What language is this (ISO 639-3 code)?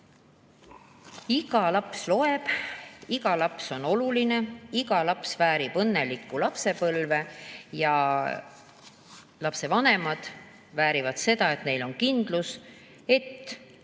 est